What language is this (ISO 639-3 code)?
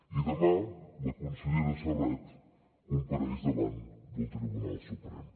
cat